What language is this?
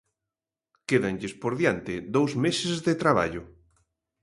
Galician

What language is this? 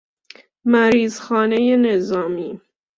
Persian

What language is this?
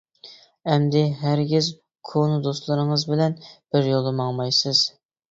Uyghur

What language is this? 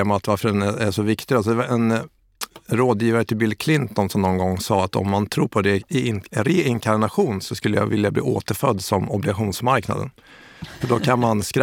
Swedish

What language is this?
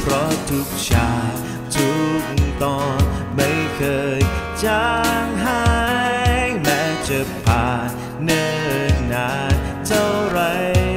Thai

